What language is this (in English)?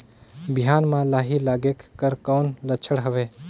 Chhattisgarhi